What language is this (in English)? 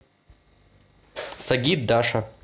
Russian